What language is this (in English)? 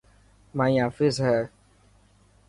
Dhatki